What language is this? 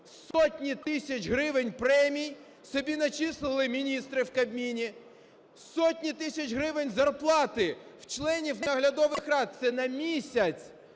Ukrainian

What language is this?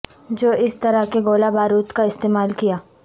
Urdu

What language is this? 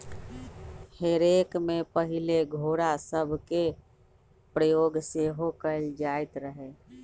Magahi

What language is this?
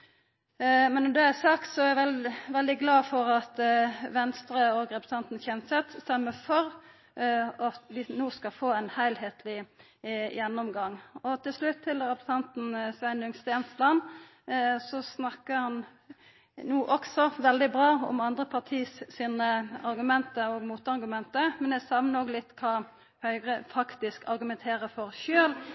Norwegian Nynorsk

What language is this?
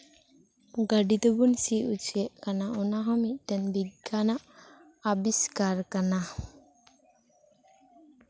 Santali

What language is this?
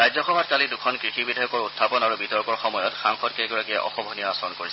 Assamese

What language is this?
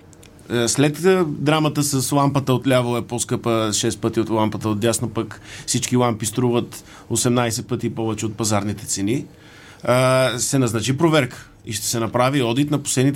Bulgarian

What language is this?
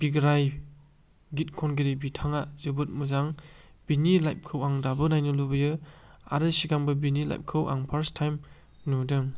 Bodo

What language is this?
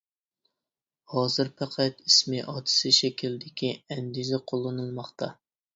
Uyghur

